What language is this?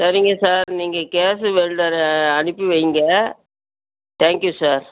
Tamil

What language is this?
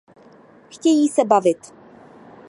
Czech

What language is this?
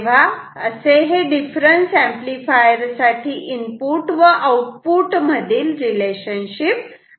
Marathi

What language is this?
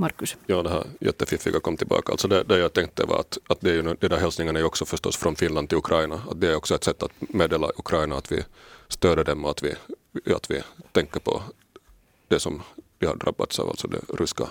Swedish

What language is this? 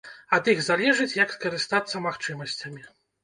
Belarusian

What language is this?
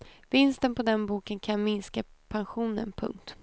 Swedish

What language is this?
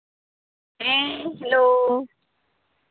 Santali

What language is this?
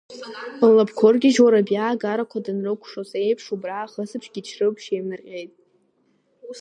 Abkhazian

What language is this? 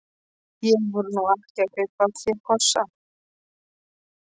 Icelandic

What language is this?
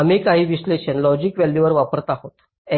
Marathi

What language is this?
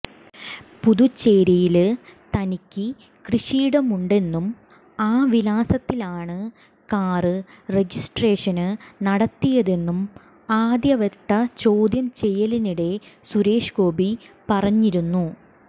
Malayalam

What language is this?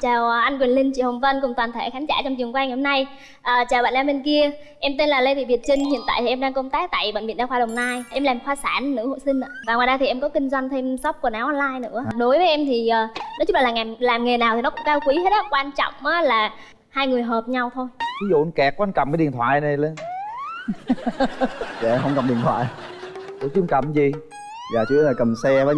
Vietnamese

